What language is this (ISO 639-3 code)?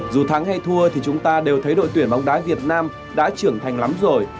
vie